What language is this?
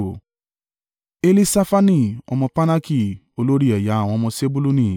Yoruba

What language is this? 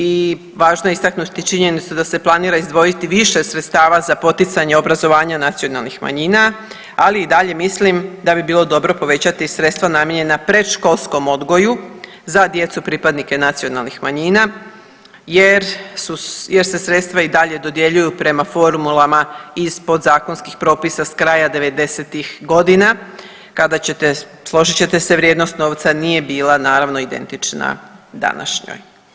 Croatian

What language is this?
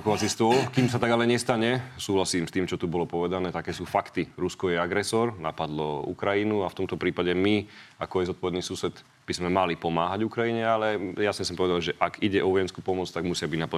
Slovak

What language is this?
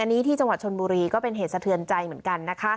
Thai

